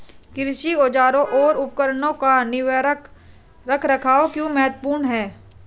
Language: Hindi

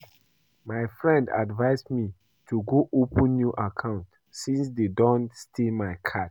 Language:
Nigerian Pidgin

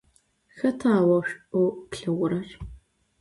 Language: Adyghe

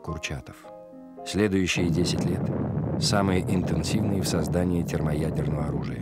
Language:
Russian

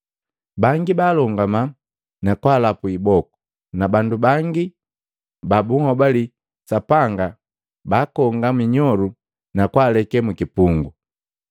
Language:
Matengo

